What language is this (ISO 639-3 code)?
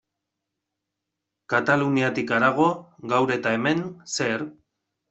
eus